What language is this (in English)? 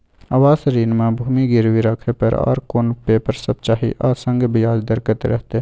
Maithili